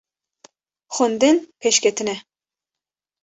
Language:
Kurdish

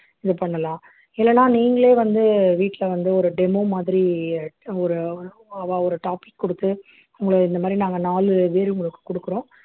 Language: Tamil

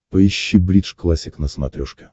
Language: Russian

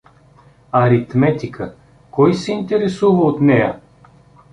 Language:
Bulgarian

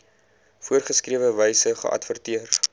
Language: Afrikaans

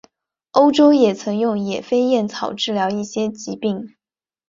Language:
Chinese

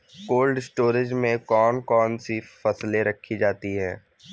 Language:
Hindi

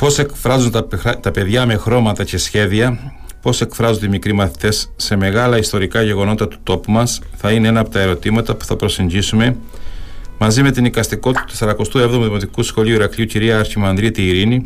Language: Greek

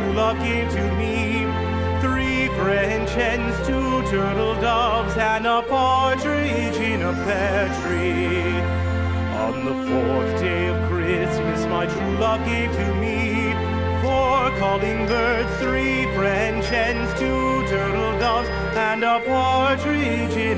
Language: English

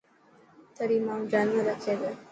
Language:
Dhatki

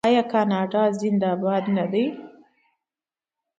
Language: Pashto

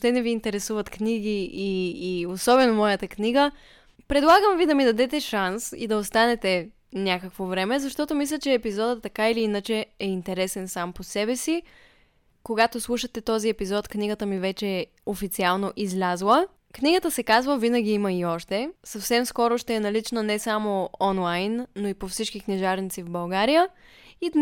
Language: Bulgarian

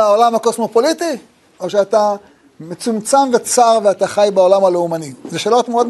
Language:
Hebrew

